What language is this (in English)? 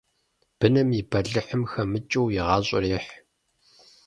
Kabardian